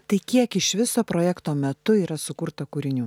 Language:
Lithuanian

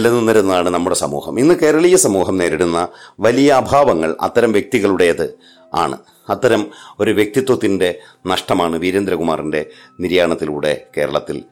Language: Malayalam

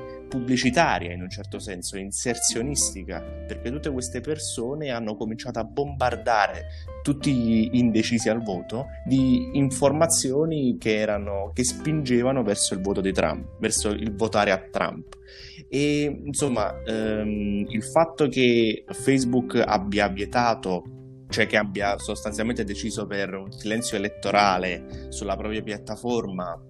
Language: Italian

